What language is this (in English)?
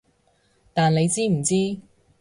Cantonese